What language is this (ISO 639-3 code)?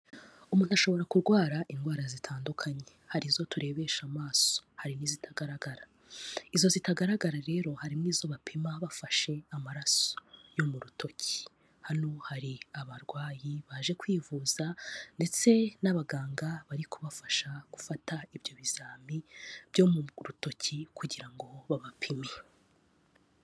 kin